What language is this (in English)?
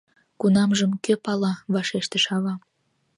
Mari